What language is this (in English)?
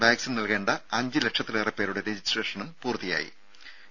Malayalam